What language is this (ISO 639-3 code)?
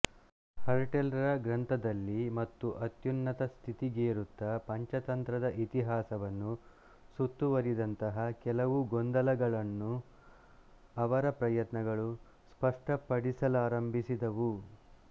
kan